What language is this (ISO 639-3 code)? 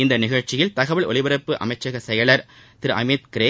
tam